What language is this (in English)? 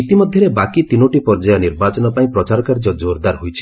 Odia